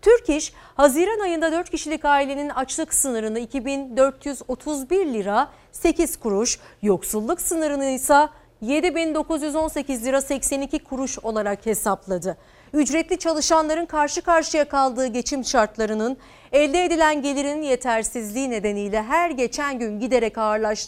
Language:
Turkish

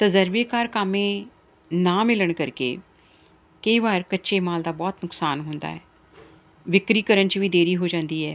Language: Punjabi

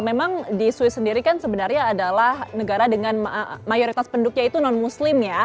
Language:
Indonesian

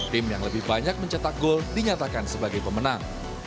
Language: Indonesian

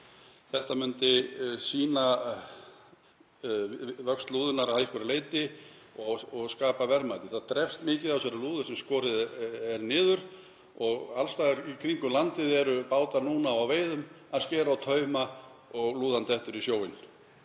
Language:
Icelandic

